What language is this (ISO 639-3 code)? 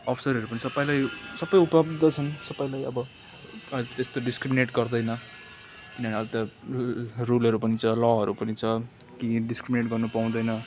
nep